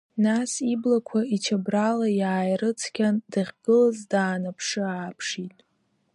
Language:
Abkhazian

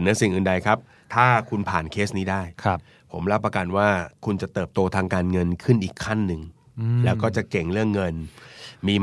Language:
Thai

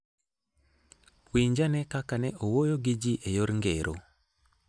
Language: Luo (Kenya and Tanzania)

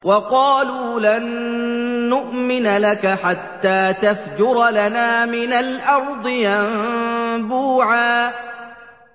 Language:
Arabic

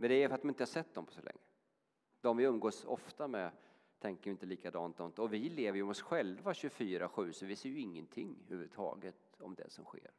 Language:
Swedish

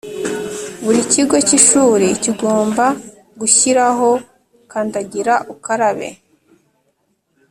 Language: Kinyarwanda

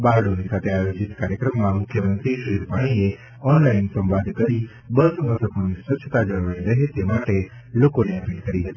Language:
Gujarati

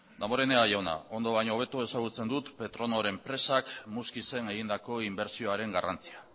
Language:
Basque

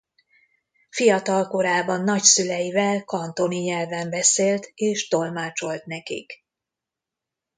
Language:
Hungarian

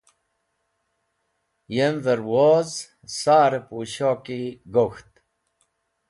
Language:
Wakhi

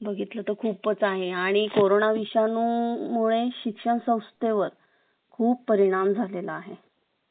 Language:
Marathi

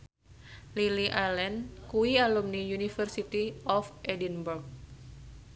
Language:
Javanese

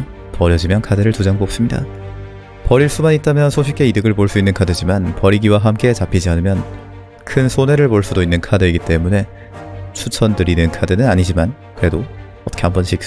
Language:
Korean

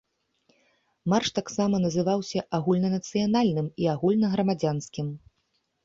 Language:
Belarusian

